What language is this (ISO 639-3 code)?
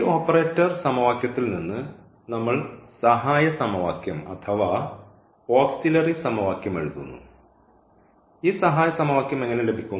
mal